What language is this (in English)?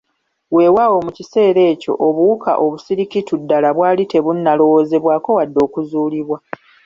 Ganda